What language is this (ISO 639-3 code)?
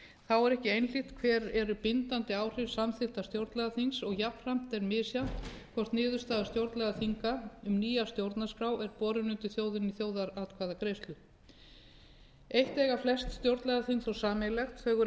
isl